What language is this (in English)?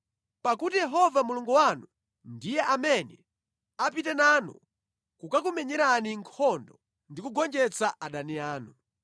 Nyanja